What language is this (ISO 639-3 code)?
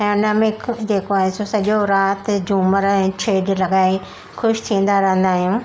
snd